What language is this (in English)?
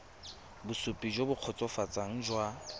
Tswana